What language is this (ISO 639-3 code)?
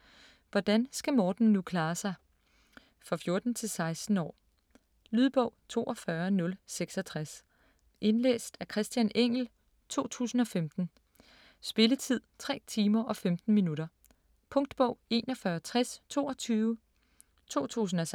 dan